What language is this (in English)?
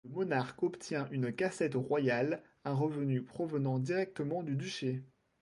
French